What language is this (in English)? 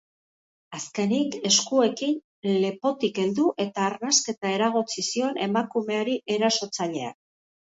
Basque